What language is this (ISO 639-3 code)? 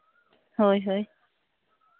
sat